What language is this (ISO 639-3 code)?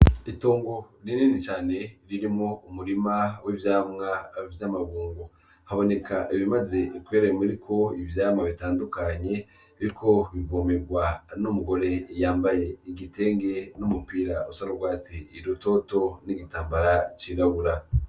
run